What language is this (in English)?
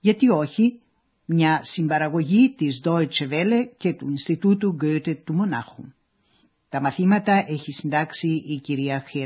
Greek